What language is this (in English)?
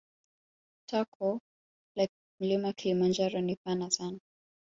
Swahili